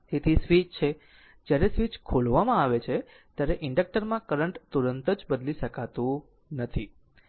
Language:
Gujarati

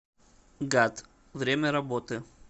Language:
Russian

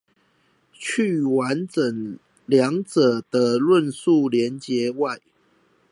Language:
Chinese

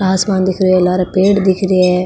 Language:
Marwari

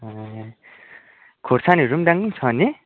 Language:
Nepali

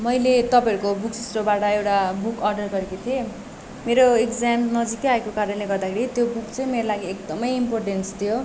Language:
Nepali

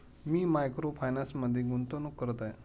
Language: Marathi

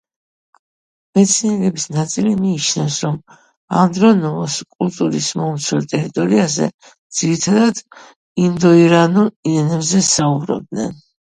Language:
Georgian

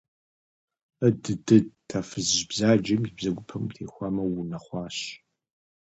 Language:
Kabardian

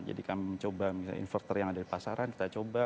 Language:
Indonesian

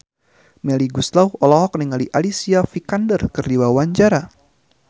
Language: Sundanese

